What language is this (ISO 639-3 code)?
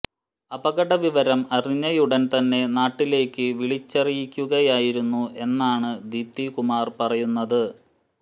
mal